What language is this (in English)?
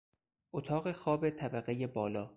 Persian